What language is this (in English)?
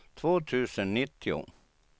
Swedish